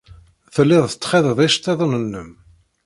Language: Kabyle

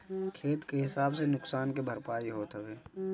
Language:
Bhojpuri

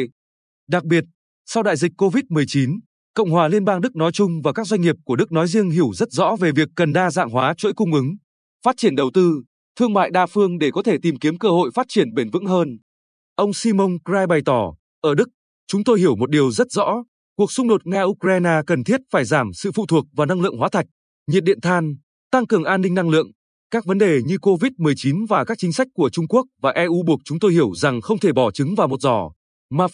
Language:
Vietnamese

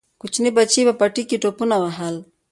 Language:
Pashto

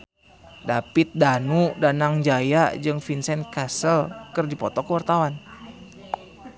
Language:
Sundanese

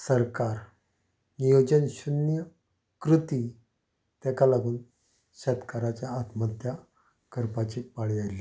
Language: Konkani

